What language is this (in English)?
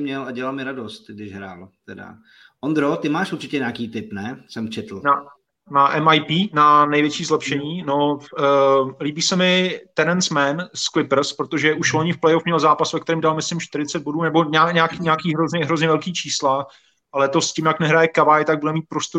Czech